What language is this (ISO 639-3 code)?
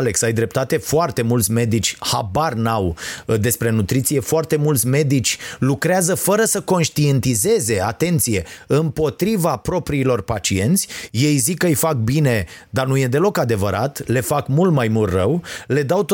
ron